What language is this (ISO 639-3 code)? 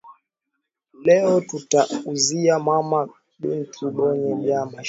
swa